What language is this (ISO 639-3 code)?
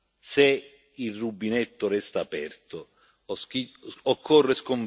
ita